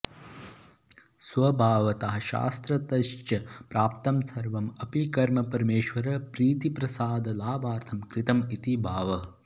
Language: Sanskrit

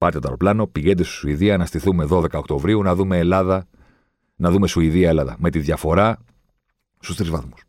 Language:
Greek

